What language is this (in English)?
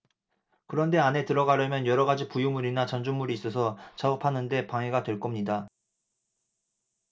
Korean